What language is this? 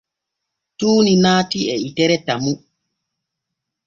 Borgu Fulfulde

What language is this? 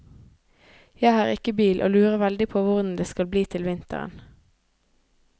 Norwegian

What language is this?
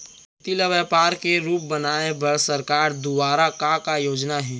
Chhattisgarhi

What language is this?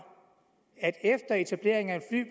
Danish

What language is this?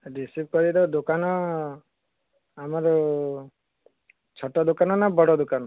Odia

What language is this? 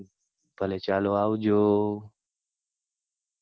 Gujarati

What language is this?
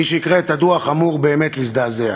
Hebrew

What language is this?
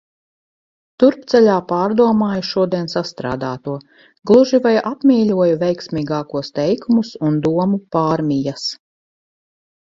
Latvian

